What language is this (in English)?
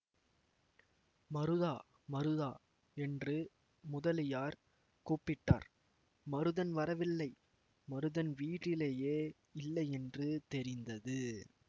Tamil